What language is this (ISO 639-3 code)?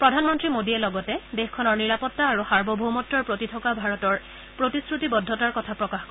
asm